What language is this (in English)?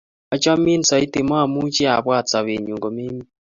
Kalenjin